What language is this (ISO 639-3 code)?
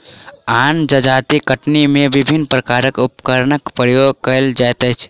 mai